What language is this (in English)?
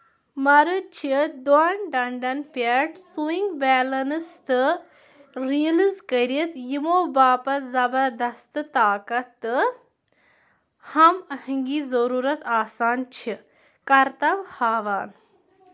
Kashmiri